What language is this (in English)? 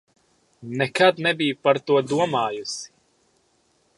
Latvian